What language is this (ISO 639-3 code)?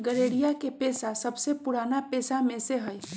mag